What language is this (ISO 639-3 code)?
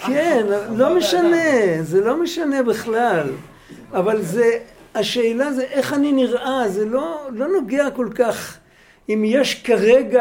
heb